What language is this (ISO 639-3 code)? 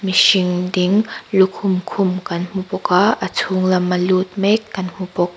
lus